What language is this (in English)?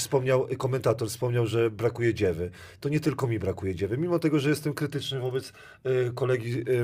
Polish